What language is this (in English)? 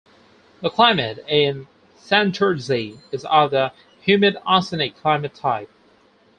English